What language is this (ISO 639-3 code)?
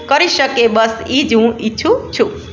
guj